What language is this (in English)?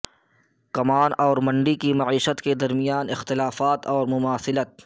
Urdu